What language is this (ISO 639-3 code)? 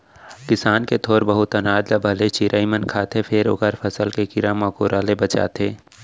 hne